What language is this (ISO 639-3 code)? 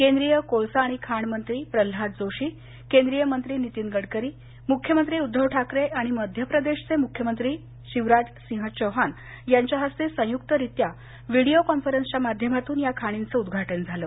mar